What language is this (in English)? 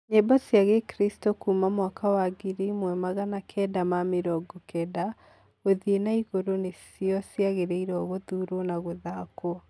Kikuyu